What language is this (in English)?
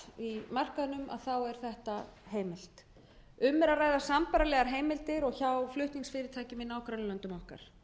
Icelandic